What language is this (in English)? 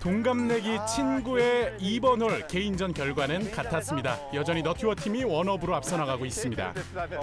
Korean